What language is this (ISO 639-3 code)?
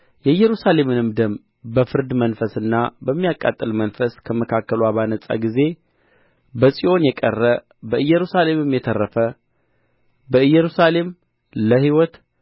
amh